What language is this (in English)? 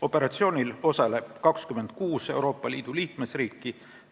Estonian